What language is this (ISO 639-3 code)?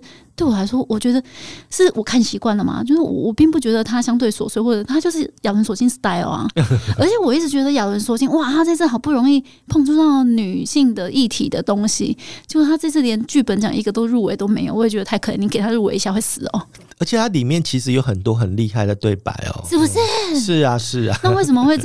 zho